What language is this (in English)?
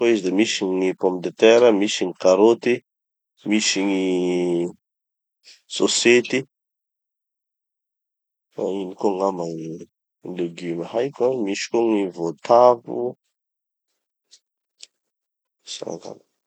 Tanosy Malagasy